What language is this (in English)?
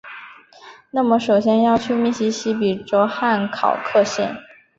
Chinese